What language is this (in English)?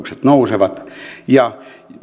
Finnish